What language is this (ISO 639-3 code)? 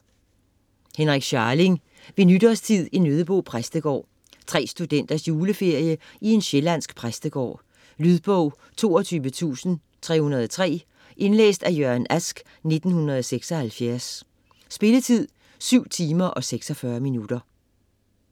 dan